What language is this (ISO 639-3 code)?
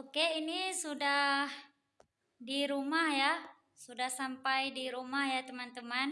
ind